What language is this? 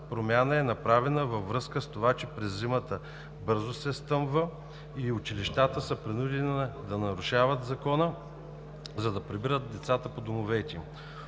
Bulgarian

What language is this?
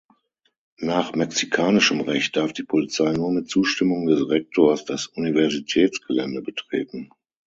German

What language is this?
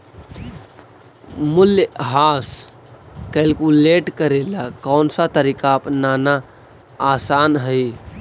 Magahi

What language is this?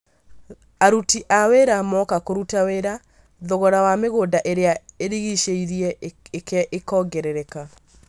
Kikuyu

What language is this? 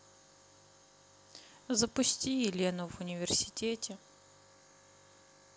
Russian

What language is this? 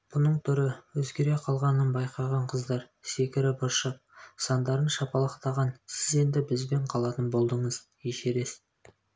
Kazakh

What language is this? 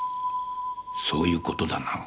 Japanese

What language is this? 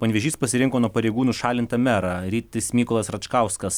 Lithuanian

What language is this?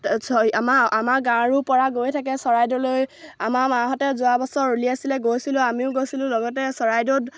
Assamese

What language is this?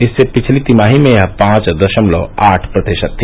Hindi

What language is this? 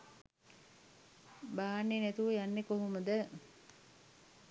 Sinhala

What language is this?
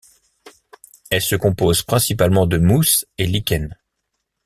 French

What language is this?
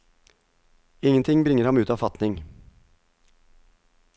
Norwegian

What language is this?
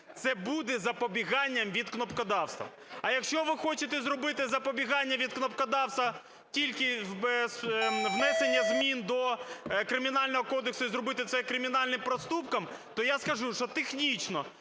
Ukrainian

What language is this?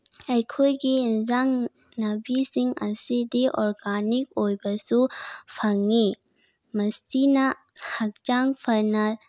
Manipuri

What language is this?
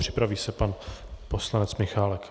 Czech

